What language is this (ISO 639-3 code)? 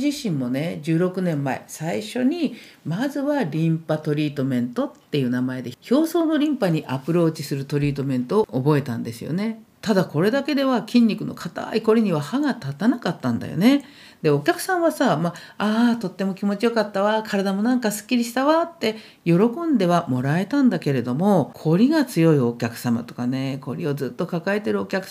jpn